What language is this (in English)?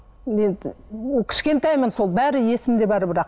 Kazakh